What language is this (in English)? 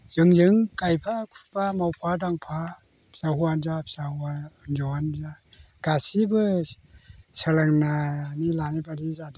Bodo